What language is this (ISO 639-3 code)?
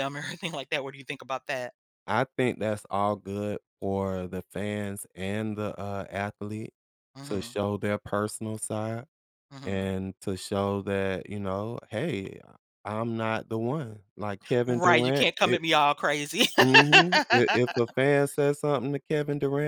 eng